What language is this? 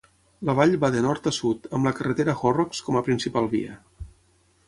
Catalan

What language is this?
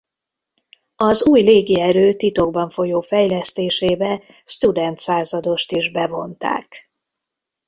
Hungarian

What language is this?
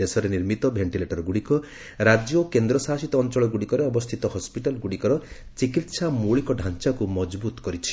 Odia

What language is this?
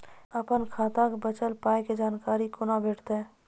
Maithili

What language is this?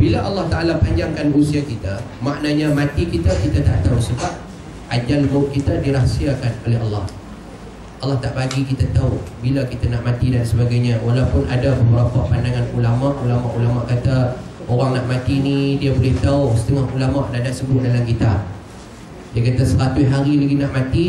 Malay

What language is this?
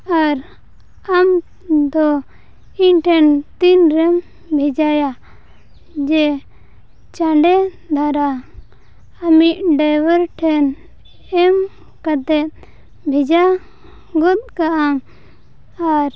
Santali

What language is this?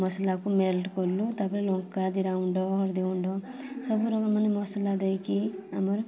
Odia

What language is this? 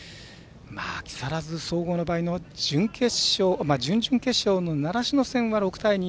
Japanese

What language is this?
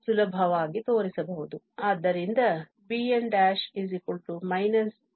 Kannada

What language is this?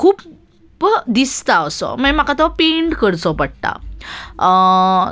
Konkani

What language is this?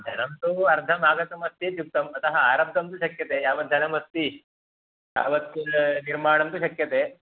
Sanskrit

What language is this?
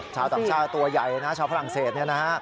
Thai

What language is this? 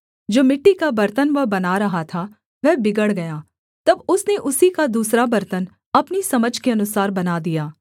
Hindi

